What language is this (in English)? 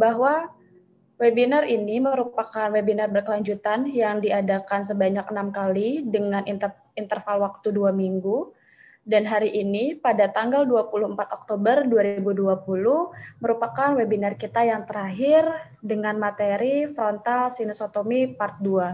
Indonesian